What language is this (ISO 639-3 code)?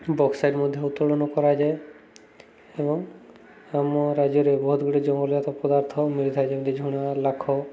ori